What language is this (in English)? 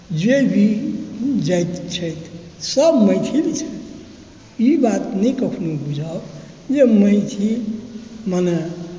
Maithili